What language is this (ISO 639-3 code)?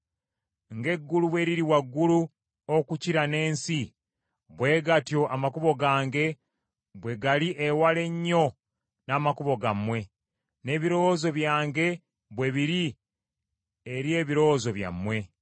lug